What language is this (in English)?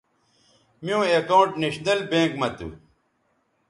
Bateri